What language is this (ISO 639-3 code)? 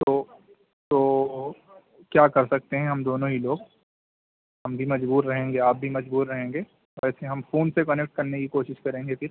urd